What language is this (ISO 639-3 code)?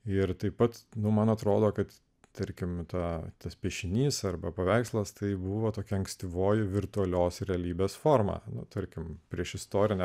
lit